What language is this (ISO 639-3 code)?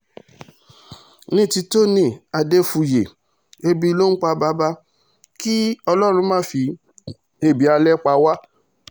yor